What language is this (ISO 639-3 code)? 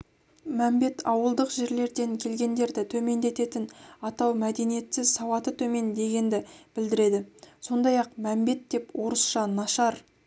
kaz